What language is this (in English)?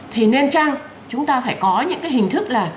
Vietnamese